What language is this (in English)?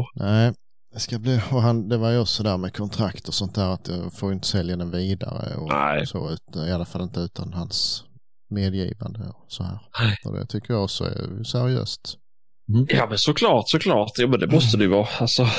Swedish